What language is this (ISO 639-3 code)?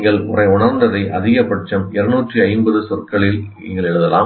tam